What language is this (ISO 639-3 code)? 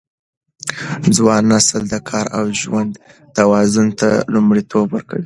pus